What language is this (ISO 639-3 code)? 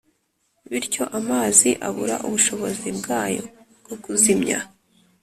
kin